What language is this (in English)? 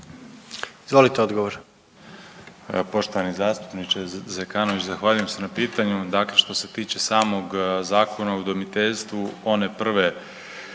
Croatian